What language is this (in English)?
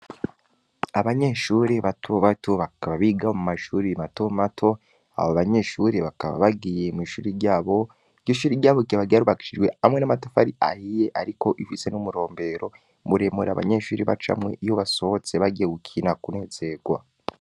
Rundi